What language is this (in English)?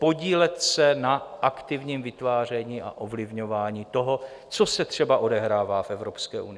Czech